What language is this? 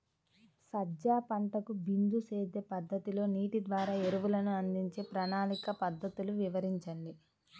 Telugu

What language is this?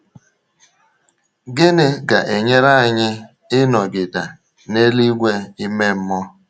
Igbo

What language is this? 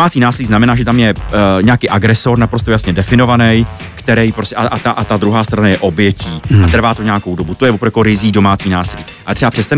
Czech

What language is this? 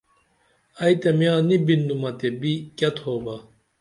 Dameli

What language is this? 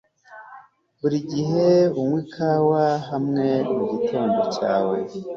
Kinyarwanda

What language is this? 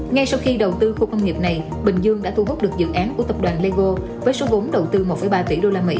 Vietnamese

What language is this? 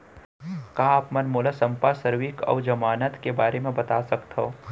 Chhattisgarhi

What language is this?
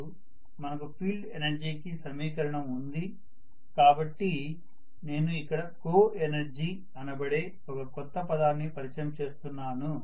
Telugu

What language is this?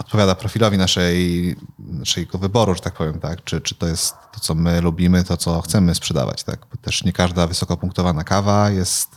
Polish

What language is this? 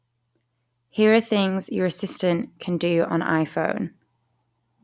English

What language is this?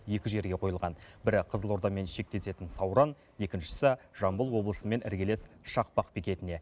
Kazakh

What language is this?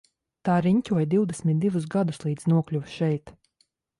Latvian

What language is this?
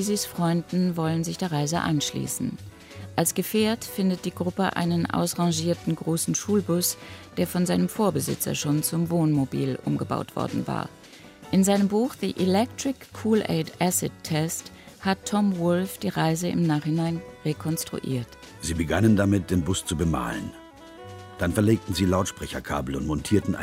German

